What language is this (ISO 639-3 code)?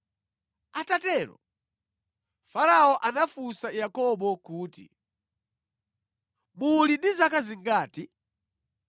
nya